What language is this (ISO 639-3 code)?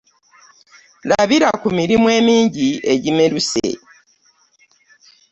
lug